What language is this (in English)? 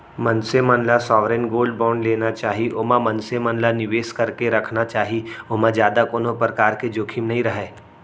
Chhattisgarhi